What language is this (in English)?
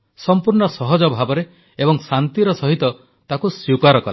Odia